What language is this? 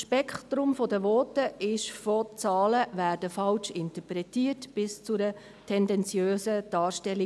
Swiss German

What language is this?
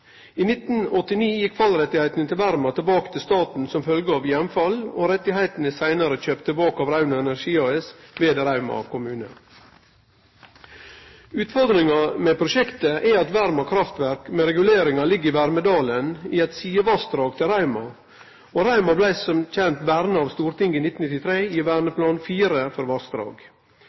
Norwegian Nynorsk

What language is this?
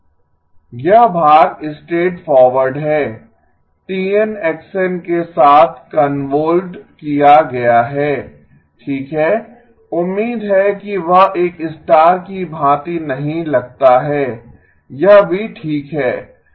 Hindi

